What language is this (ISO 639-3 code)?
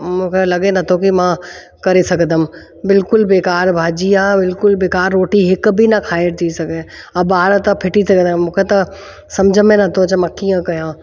snd